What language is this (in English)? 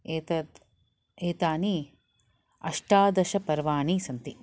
Sanskrit